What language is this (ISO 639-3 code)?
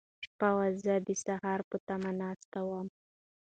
pus